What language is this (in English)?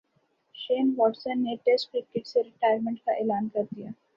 Urdu